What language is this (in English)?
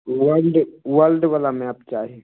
Maithili